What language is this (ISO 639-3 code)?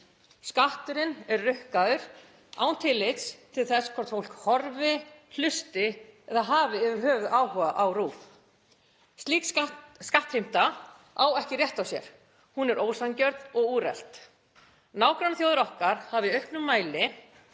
isl